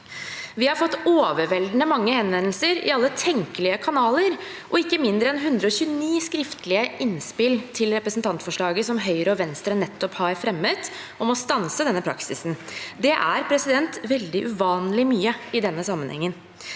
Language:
Norwegian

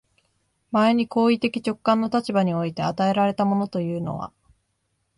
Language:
Japanese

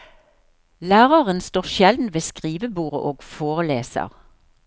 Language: Norwegian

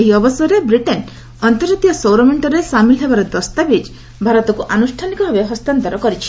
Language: Odia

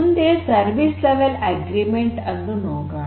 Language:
Kannada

